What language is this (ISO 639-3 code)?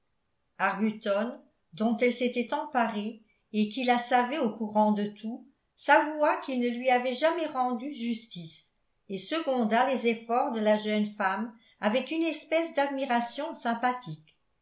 fra